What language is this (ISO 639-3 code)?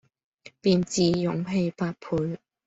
yue